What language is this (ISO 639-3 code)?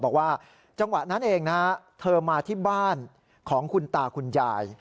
tha